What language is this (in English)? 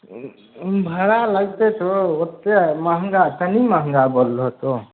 Maithili